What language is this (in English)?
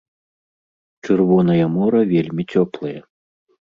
Belarusian